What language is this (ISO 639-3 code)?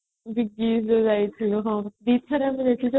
ori